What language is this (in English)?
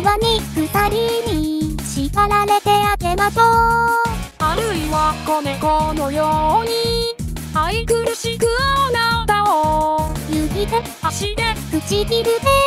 Korean